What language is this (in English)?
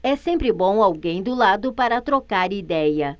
Portuguese